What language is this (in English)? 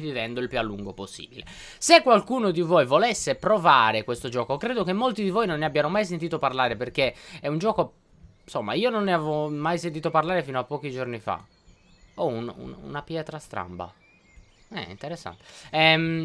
Italian